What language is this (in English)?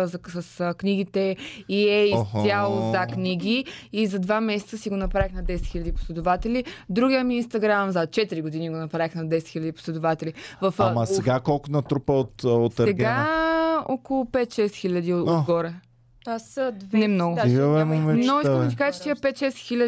Bulgarian